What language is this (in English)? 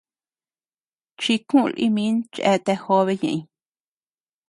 Tepeuxila Cuicatec